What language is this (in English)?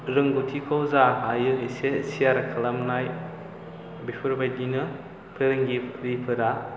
Bodo